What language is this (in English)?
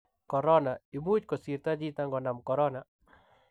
Kalenjin